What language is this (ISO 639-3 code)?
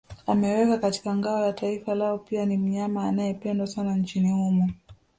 swa